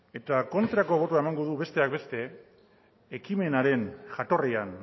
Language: Basque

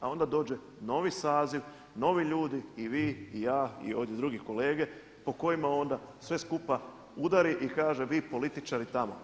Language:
Croatian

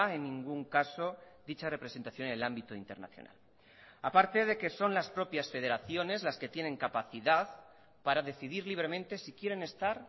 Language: Spanish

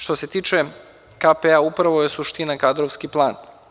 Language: Serbian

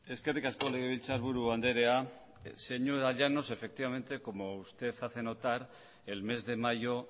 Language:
Spanish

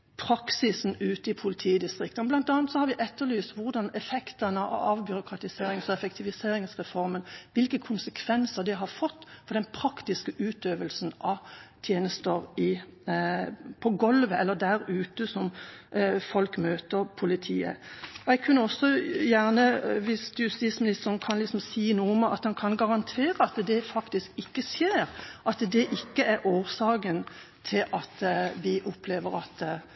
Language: Norwegian Bokmål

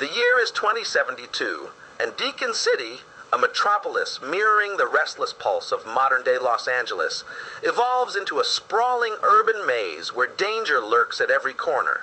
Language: English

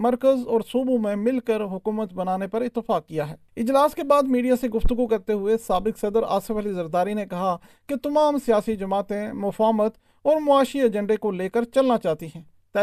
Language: Urdu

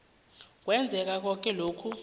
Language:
South Ndebele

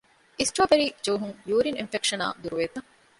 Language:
Divehi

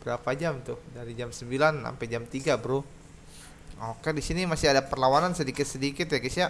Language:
Indonesian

